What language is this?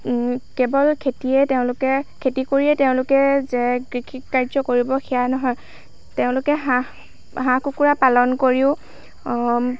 Assamese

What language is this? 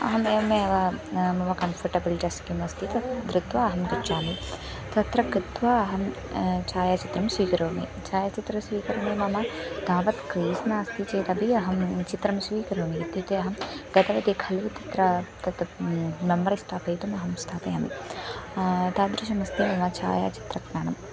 Sanskrit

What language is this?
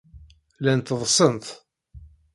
Kabyle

